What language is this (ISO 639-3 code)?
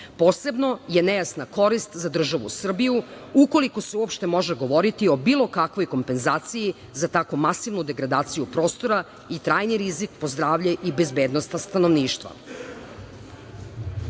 srp